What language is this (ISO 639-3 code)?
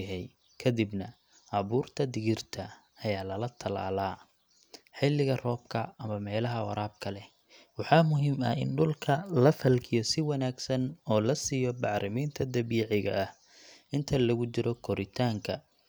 som